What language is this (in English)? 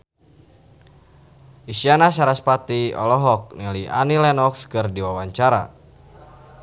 Sundanese